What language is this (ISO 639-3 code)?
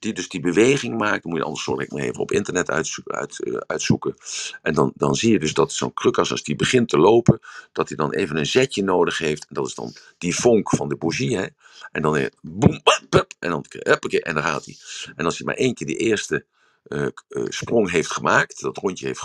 nld